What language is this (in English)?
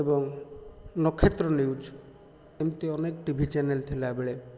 Odia